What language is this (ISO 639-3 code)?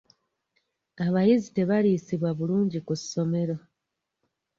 lug